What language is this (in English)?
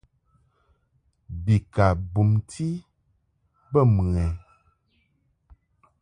Mungaka